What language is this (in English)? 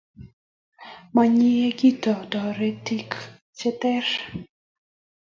Kalenjin